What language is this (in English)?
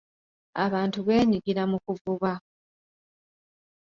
Ganda